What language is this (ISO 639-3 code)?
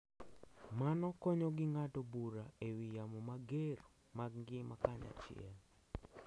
luo